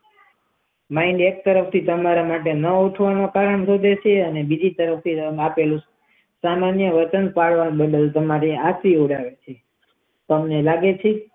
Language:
Gujarati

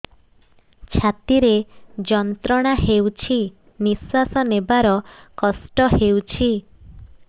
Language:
Odia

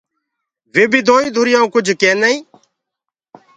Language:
Gurgula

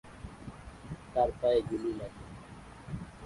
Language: Bangla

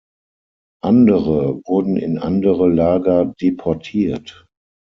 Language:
German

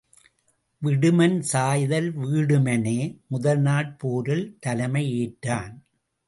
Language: Tamil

